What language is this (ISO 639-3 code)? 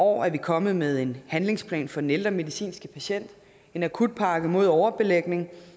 dan